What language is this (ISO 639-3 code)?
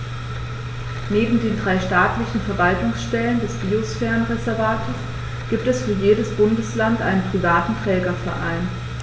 deu